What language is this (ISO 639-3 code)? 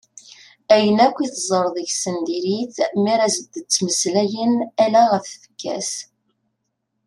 kab